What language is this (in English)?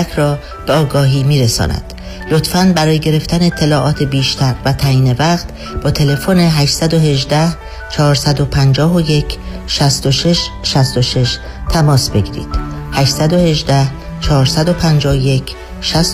Persian